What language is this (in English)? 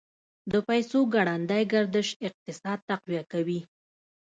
Pashto